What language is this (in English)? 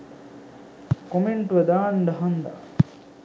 Sinhala